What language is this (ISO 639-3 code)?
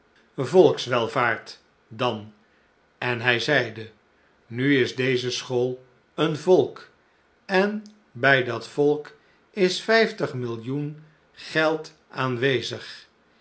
nld